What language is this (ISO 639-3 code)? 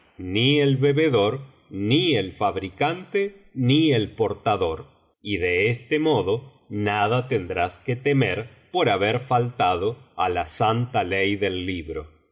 spa